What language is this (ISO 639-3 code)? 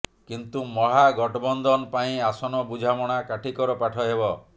ori